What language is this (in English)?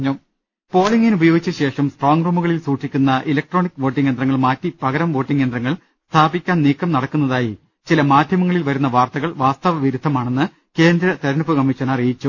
Malayalam